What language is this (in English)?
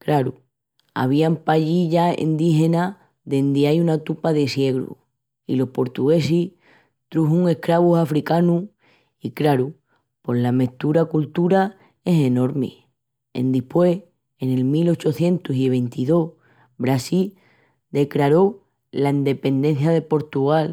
Extremaduran